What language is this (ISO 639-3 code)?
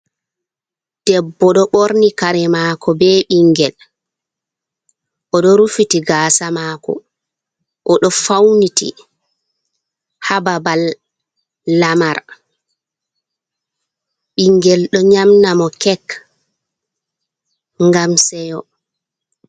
ful